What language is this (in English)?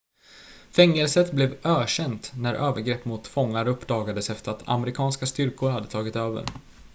Swedish